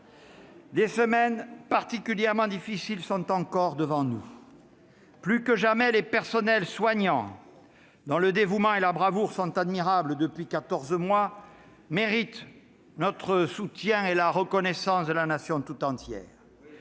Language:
French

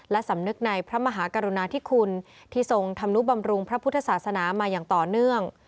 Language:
Thai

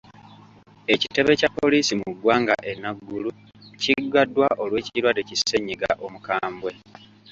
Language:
Ganda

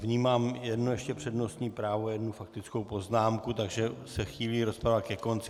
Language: Czech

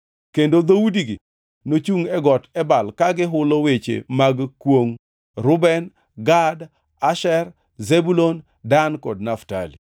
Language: Luo (Kenya and Tanzania)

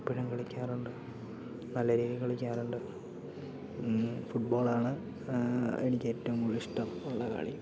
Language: Malayalam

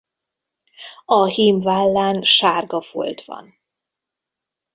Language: Hungarian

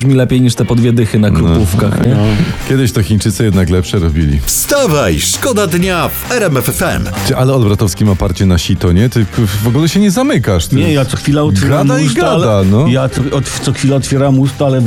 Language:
Polish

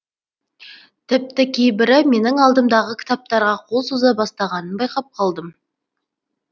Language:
Kazakh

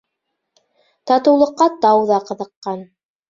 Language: Bashkir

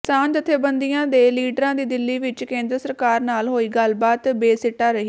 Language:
Punjabi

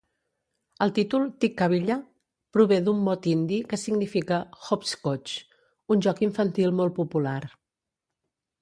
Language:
Catalan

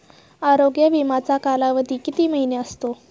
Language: Marathi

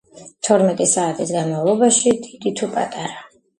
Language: Georgian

